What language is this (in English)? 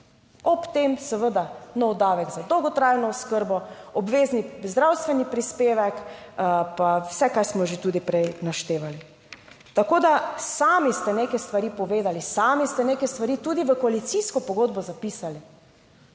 Slovenian